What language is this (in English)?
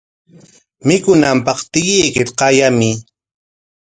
Corongo Ancash Quechua